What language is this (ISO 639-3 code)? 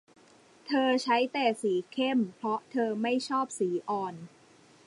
tha